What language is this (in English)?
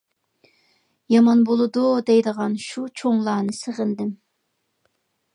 Uyghur